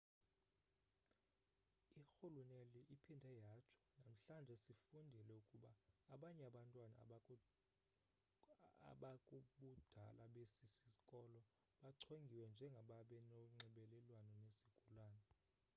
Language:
Xhosa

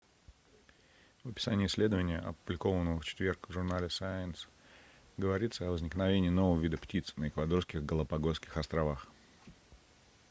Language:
Russian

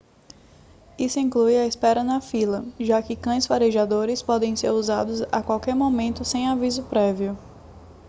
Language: Portuguese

